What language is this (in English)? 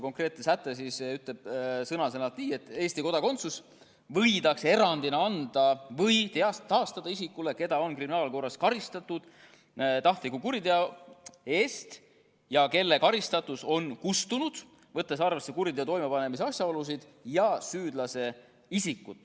Estonian